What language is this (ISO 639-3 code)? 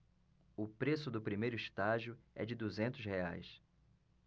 por